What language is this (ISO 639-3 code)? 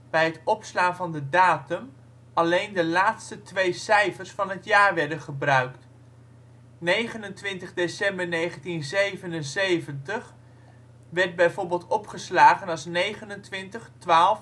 nld